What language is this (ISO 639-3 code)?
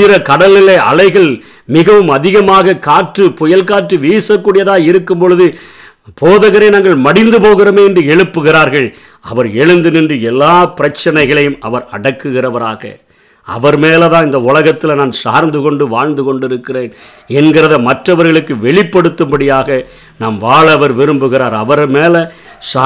tam